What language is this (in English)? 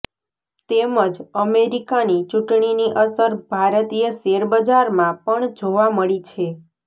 Gujarati